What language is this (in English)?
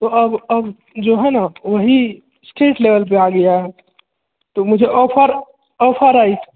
Maithili